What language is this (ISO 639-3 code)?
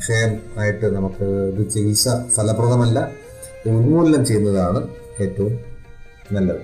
mal